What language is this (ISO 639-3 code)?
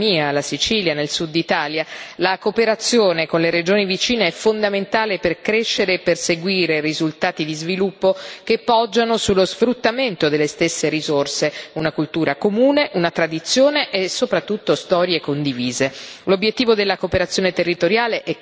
ita